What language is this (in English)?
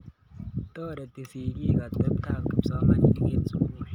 Kalenjin